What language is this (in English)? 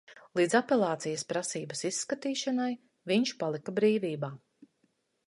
Latvian